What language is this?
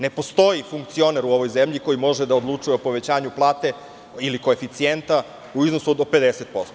Serbian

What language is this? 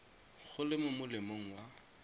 Tswana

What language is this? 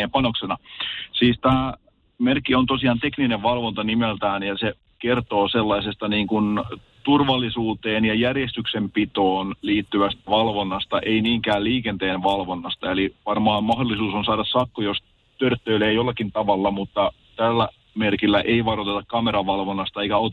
Finnish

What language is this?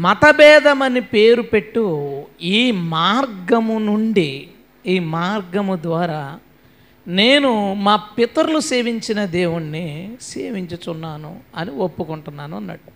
Telugu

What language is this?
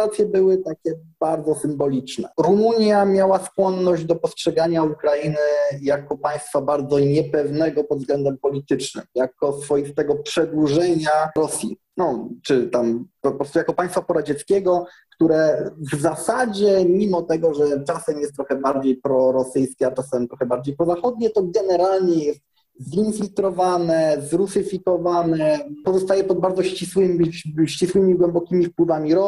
Polish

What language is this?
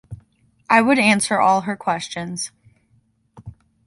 English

